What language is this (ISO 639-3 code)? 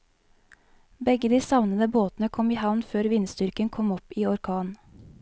nor